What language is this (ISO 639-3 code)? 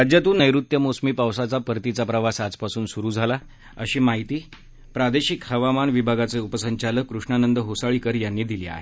mar